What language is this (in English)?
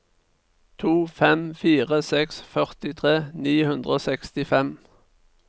Norwegian